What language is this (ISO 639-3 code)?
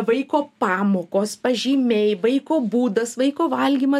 lit